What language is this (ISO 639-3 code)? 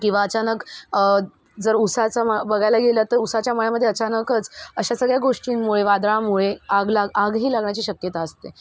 mar